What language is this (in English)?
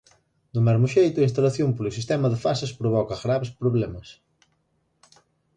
Galician